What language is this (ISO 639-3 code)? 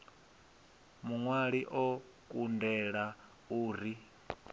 ven